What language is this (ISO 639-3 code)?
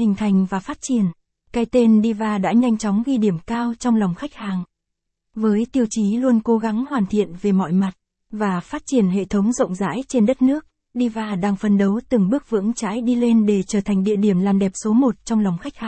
vie